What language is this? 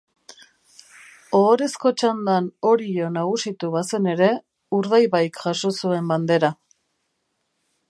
Basque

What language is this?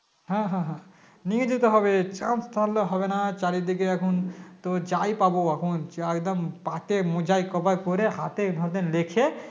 Bangla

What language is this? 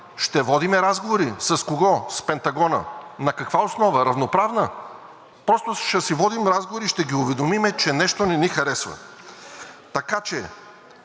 Bulgarian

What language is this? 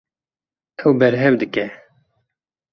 Kurdish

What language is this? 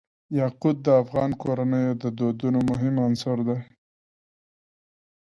Pashto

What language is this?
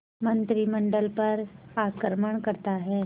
Hindi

